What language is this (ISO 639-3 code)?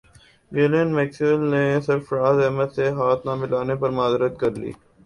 urd